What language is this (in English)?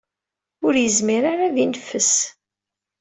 Kabyle